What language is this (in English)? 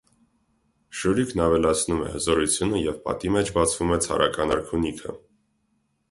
Armenian